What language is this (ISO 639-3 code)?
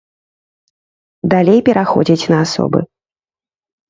bel